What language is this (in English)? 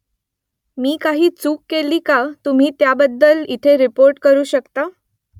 Marathi